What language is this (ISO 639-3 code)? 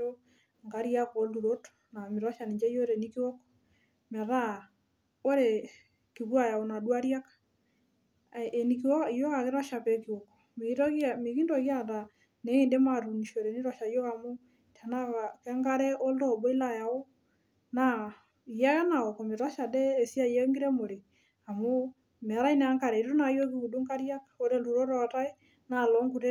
mas